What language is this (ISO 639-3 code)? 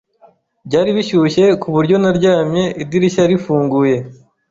kin